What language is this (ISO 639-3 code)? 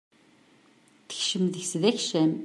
kab